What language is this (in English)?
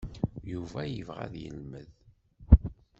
Kabyle